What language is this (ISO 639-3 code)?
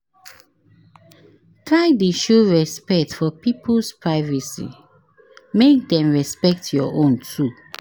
pcm